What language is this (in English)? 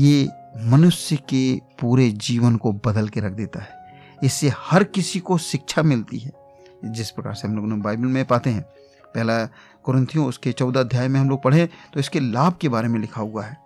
Hindi